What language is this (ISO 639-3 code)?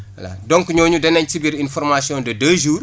wol